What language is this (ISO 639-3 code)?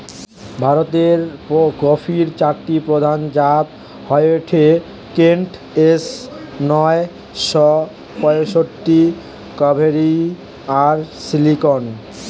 ben